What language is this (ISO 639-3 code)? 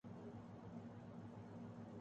urd